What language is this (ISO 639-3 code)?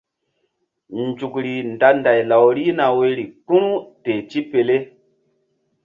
mdd